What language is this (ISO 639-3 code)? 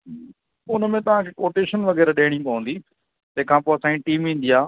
snd